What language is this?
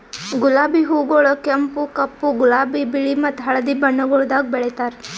Kannada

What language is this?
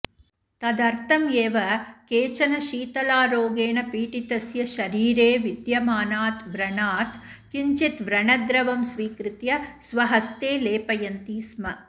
Sanskrit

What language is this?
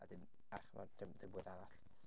Welsh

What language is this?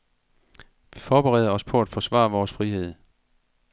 Danish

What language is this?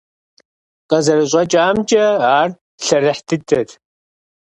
Kabardian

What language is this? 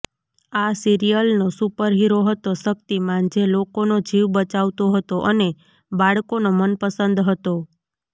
Gujarati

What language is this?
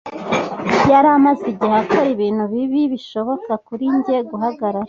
Kinyarwanda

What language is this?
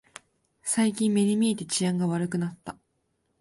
Japanese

